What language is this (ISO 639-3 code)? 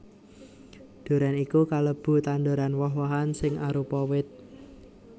jav